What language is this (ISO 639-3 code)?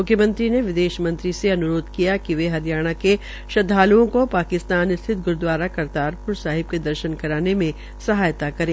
hin